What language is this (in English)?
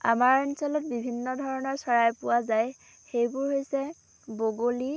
Assamese